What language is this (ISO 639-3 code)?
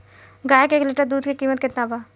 bho